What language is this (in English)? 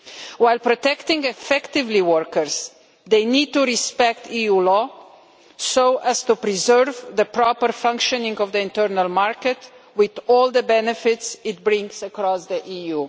English